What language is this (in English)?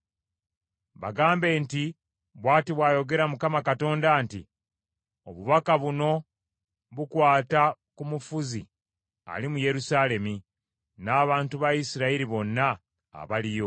Ganda